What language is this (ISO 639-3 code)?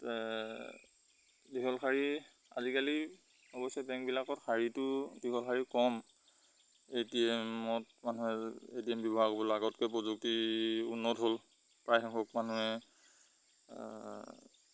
asm